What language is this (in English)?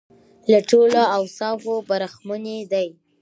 Pashto